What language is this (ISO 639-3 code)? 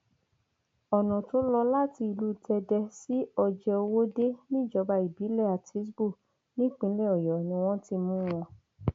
yor